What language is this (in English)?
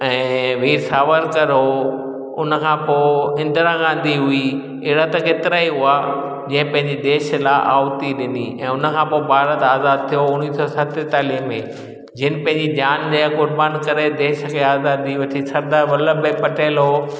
Sindhi